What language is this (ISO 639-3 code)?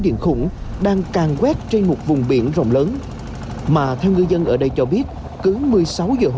vie